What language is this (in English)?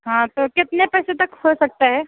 Hindi